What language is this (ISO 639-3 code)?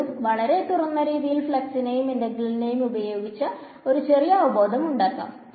mal